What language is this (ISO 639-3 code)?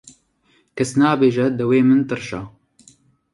kur